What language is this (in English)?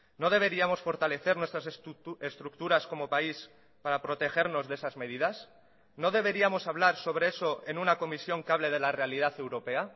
Spanish